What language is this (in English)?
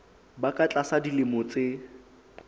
Southern Sotho